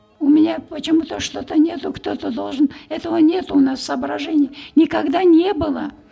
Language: Kazakh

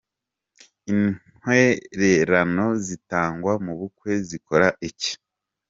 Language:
Kinyarwanda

